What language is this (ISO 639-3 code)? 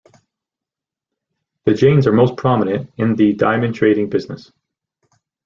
eng